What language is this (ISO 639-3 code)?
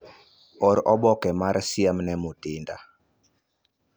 luo